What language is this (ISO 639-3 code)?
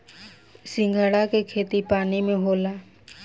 bho